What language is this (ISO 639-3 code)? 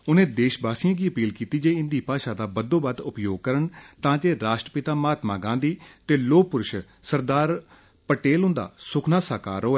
doi